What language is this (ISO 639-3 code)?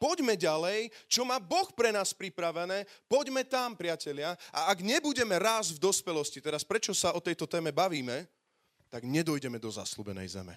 slk